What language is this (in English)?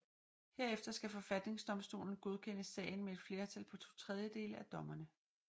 Danish